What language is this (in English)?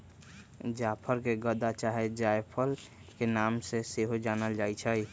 Magahi